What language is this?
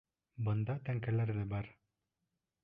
Bashkir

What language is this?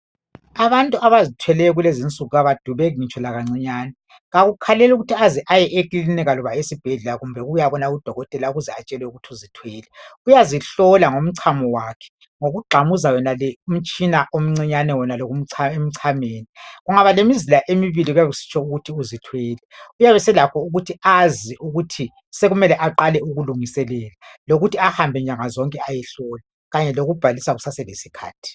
North Ndebele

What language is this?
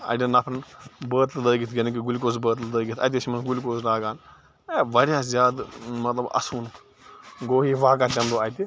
Kashmiri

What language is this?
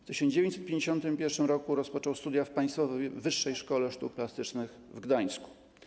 Polish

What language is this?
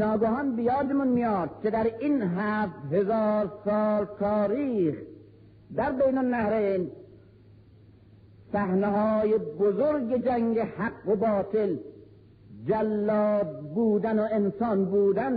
Persian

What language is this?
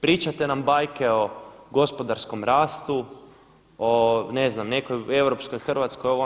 Croatian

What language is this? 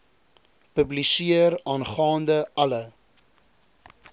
Afrikaans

